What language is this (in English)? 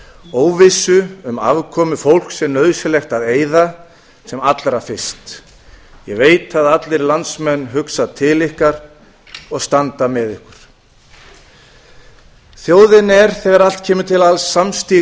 Icelandic